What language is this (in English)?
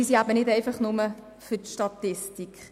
Swiss German